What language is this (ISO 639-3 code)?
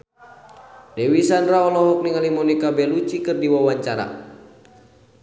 sun